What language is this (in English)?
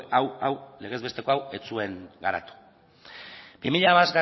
Basque